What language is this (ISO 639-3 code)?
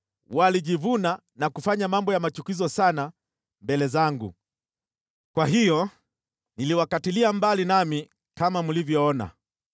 swa